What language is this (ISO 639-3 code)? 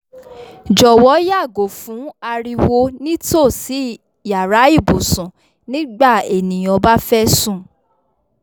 yor